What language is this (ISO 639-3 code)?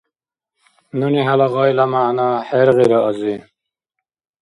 dar